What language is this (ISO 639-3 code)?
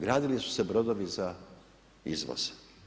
hrv